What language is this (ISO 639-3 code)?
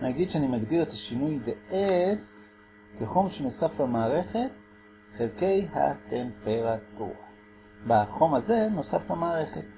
heb